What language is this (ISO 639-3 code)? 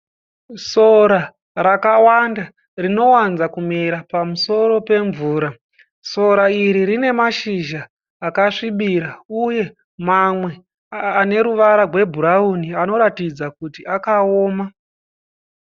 sna